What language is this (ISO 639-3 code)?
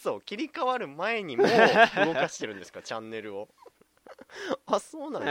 jpn